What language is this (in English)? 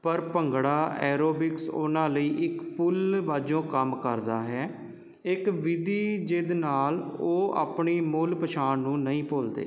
Punjabi